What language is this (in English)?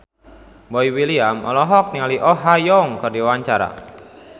Sundanese